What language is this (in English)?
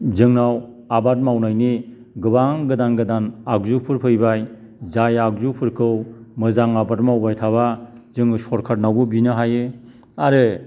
Bodo